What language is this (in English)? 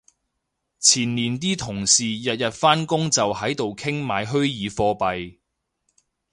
Cantonese